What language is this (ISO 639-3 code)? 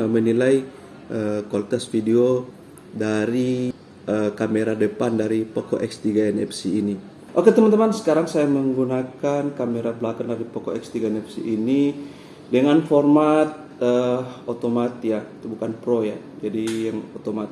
ind